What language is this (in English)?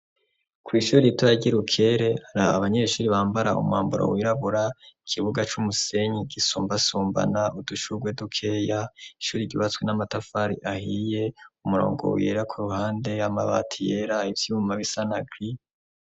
Rundi